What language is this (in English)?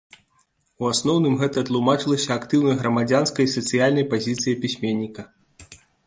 Belarusian